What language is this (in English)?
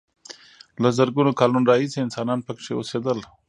Pashto